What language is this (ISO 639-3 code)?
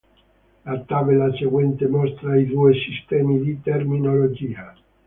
ita